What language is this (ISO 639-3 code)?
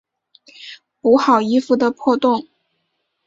zho